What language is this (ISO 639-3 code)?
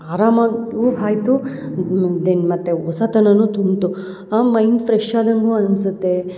kan